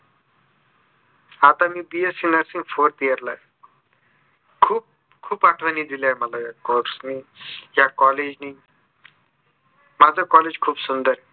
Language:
Marathi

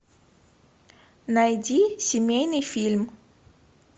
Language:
Russian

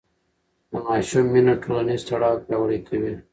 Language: Pashto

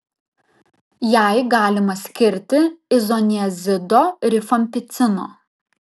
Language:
Lithuanian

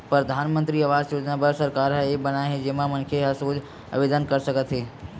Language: Chhattisgarhi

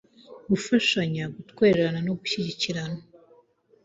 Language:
Kinyarwanda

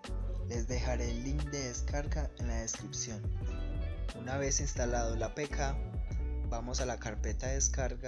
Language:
Spanish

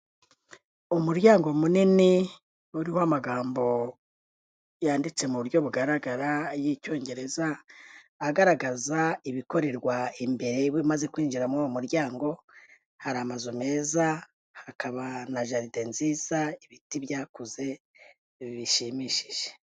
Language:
Kinyarwanda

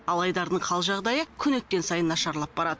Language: Kazakh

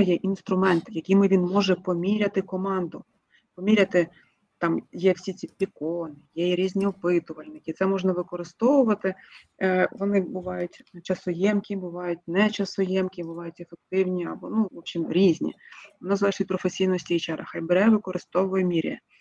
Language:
Ukrainian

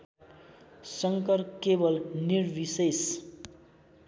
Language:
Nepali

